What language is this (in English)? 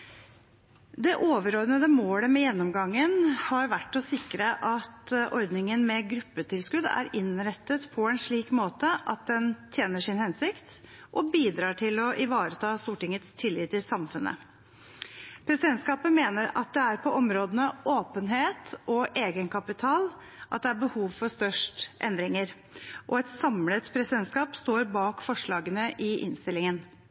Norwegian Bokmål